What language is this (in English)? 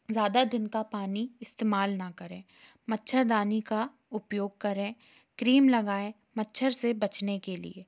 Hindi